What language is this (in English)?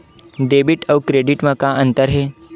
Chhattisgarhi